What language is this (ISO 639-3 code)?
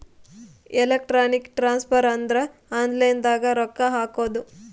kan